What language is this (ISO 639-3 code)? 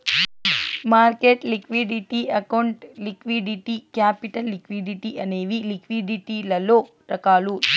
tel